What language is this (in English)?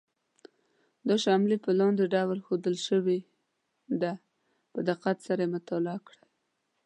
Pashto